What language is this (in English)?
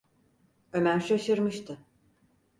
Turkish